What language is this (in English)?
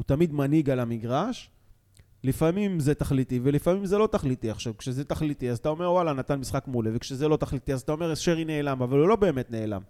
Hebrew